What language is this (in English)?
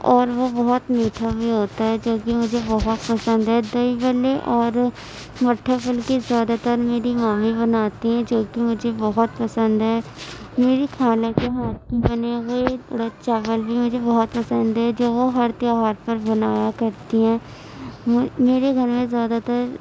Urdu